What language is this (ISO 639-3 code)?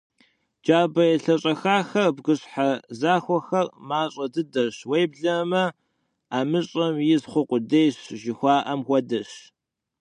kbd